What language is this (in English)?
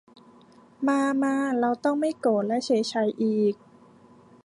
Thai